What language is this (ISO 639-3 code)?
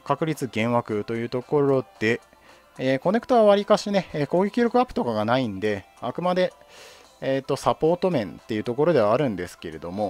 jpn